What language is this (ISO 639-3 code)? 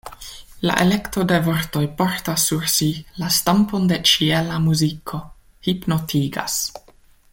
epo